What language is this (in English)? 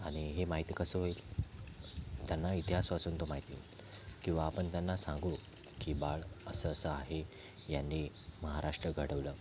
Marathi